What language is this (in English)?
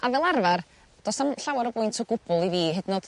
Welsh